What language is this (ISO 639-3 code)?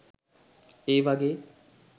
sin